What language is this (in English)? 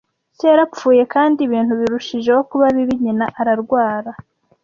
Kinyarwanda